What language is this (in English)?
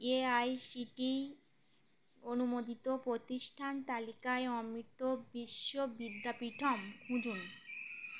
Bangla